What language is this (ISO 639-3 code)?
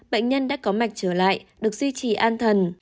vie